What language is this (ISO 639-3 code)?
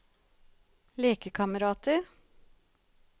nor